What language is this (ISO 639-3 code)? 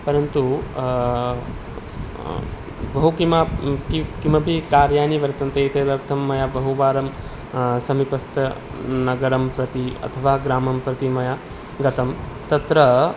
san